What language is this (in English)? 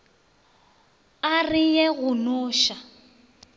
Northern Sotho